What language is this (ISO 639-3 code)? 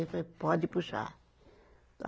por